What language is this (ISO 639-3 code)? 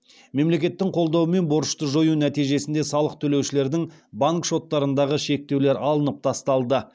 kaz